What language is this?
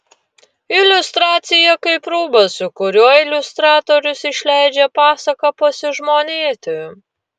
Lithuanian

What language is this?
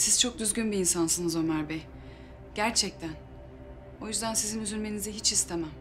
Turkish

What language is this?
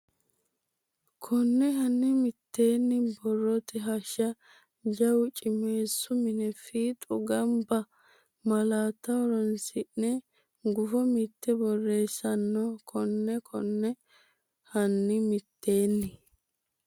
Sidamo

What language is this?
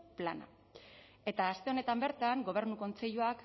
Basque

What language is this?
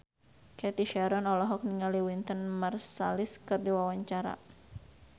Sundanese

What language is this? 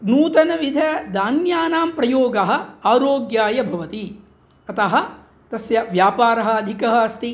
Sanskrit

